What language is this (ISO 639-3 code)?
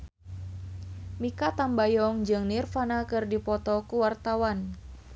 sun